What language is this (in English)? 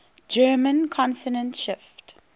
English